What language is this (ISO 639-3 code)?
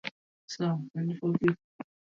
swa